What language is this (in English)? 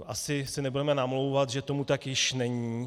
Czech